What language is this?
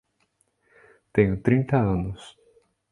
Portuguese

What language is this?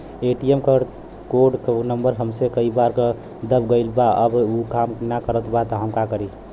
Bhojpuri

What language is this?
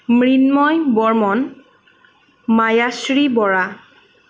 Assamese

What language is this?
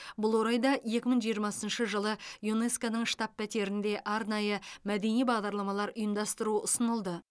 Kazakh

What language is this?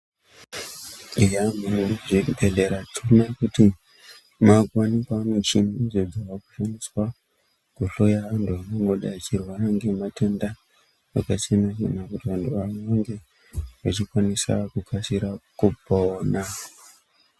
Ndau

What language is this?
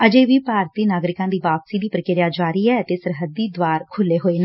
Punjabi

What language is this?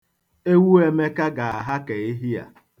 Igbo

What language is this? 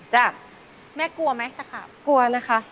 Thai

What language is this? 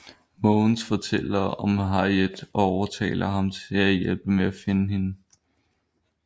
Danish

